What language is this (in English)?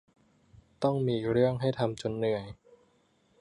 Thai